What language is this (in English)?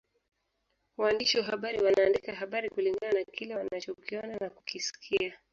Swahili